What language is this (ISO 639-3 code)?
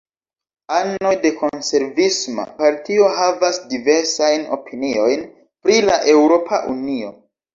epo